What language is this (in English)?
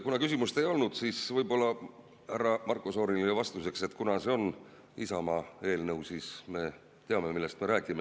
Estonian